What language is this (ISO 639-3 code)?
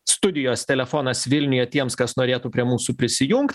lit